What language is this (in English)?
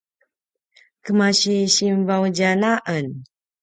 Paiwan